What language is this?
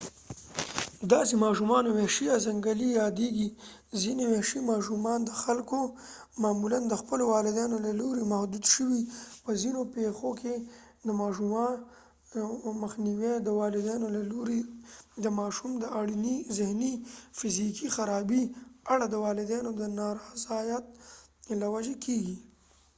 Pashto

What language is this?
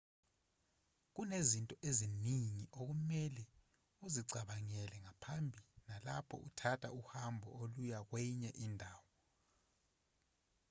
Zulu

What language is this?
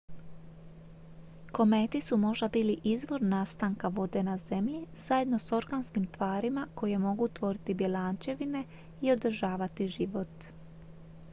Croatian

